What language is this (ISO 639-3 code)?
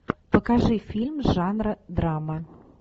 rus